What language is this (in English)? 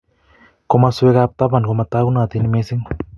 Kalenjin